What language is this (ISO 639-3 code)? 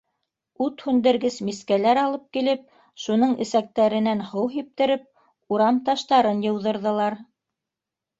bak